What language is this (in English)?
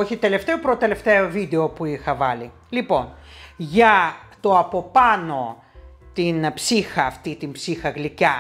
Greek